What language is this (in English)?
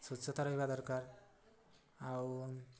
Odia